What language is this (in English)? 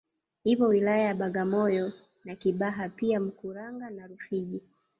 Swahili